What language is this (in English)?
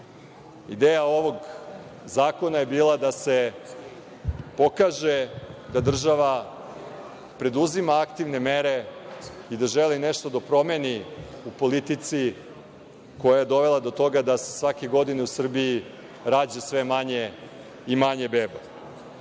Serbian